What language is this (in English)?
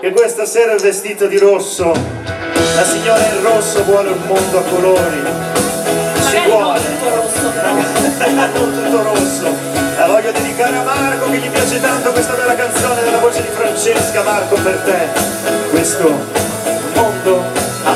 Italian